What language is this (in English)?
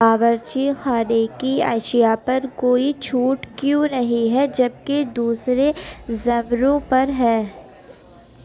Urdu